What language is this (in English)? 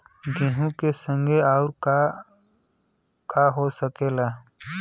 Bhojpuri